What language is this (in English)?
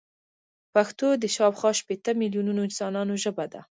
Pashto